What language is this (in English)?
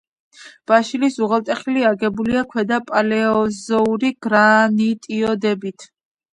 Georgian